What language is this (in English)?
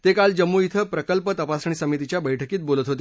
Marathi